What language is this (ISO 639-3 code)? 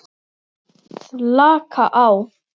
isl